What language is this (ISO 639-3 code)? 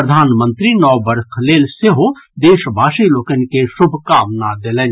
mai